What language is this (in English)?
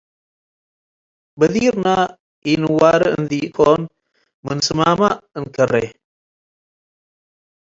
Tigre